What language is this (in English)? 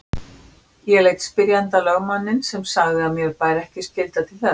Icelandic